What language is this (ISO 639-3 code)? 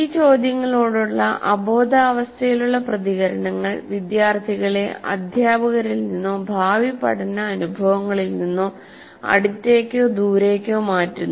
mal